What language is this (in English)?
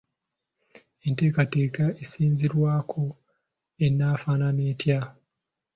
Ganda